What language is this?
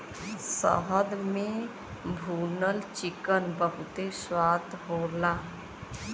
Bhojpuri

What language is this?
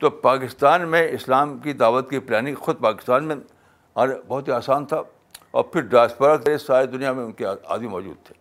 Urdu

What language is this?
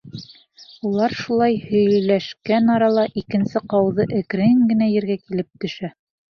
Bashkir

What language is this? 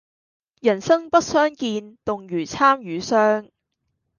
Cantonese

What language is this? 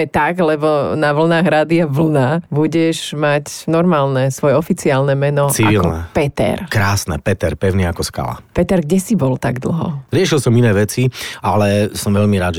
Slovak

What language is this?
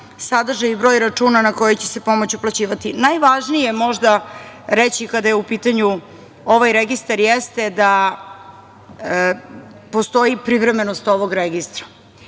Serbian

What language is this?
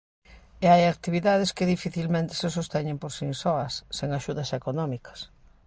Galician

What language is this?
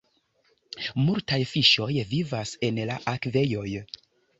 Esperanto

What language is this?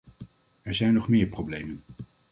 Dutch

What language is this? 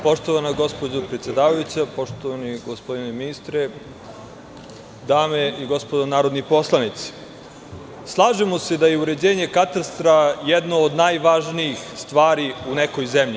Serbian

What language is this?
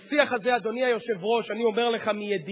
Hebrew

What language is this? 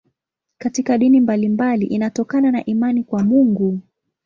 Swahili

